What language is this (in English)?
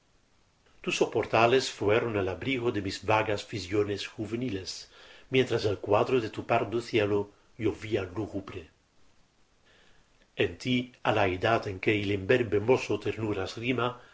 Spanish